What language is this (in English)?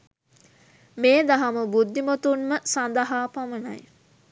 Sinhala